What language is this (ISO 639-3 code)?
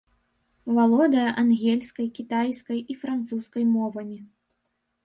bel